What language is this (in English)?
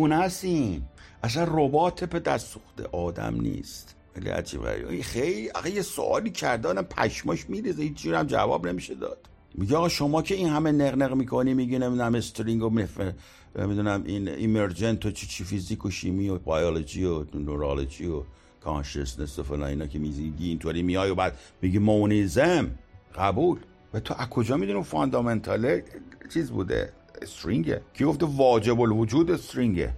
Persian